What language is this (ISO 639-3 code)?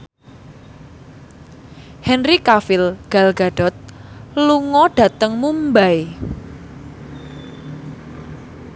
jav